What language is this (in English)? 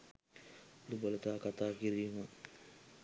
Sinhala